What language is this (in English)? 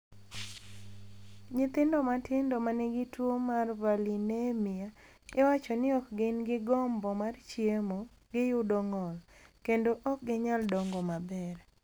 Luo (Kenya and Tanzania)